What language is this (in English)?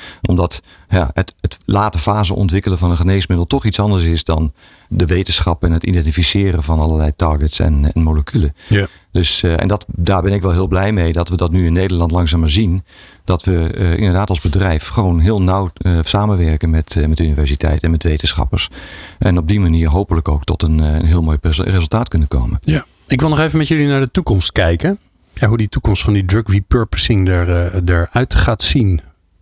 Dutch